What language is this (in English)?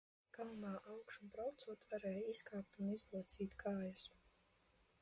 Latvian